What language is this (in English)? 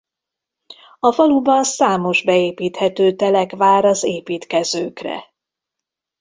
Hungarian